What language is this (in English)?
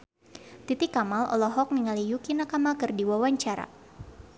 Sundanese